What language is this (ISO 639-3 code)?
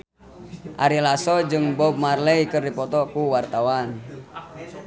sun